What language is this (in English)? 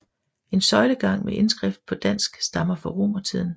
Danish